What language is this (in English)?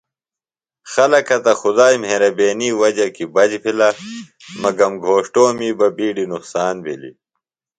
Phalura